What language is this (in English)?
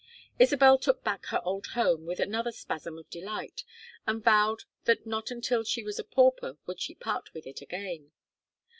English